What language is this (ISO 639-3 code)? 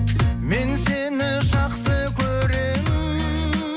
kaz